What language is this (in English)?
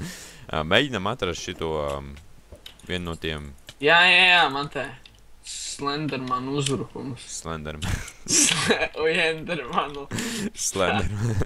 Latvian